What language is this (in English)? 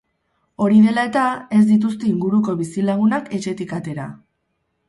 Basque